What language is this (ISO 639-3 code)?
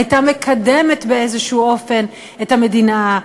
heb